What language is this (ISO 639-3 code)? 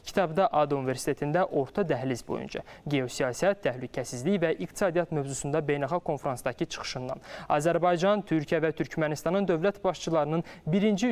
tur